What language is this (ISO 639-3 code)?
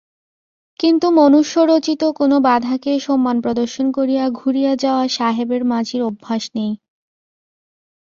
ben